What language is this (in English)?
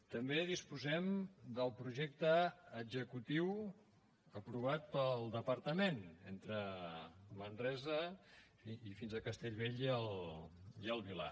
Catalan